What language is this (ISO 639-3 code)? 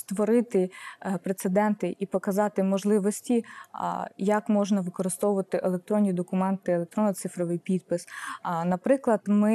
ukr